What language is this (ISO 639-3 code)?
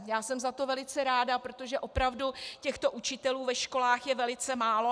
ces